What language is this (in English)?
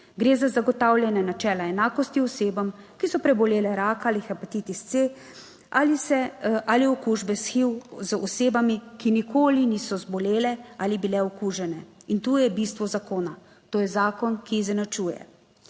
Slovenian